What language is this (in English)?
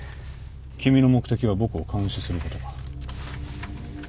Japanese